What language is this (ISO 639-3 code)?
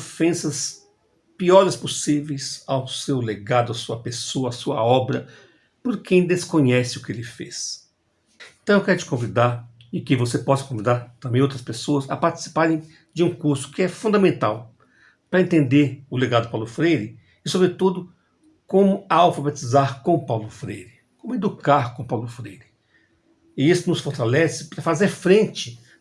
por